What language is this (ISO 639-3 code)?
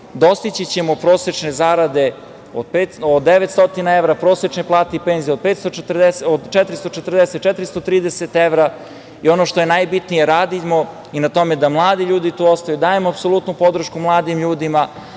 srp